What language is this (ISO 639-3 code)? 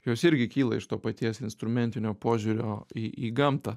lit